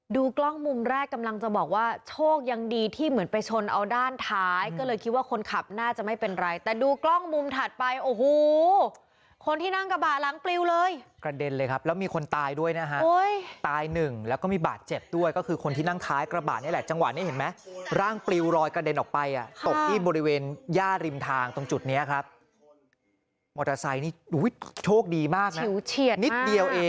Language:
Thai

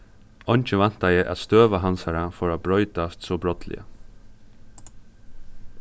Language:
Faroese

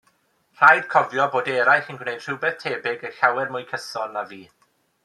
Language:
Welsh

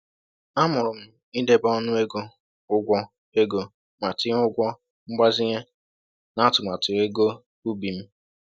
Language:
Igbo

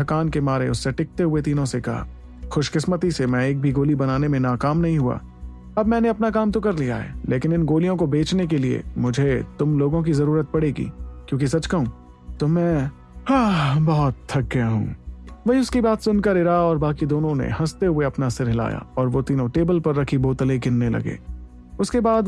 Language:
Hindi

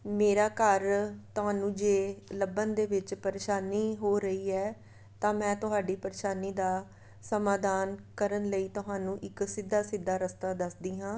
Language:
Punjabi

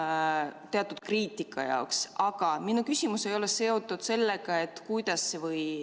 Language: Estonian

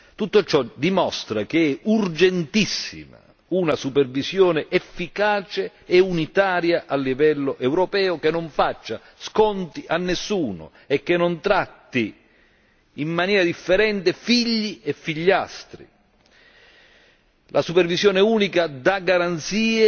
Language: Italian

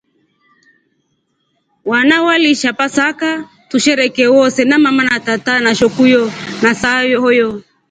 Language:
Rombo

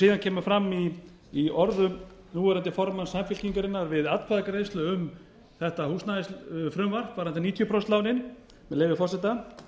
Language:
Icelandic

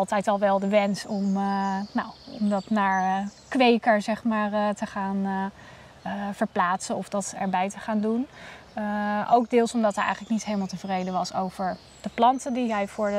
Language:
Dutch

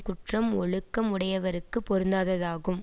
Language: Tamil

